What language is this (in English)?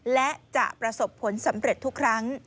Thai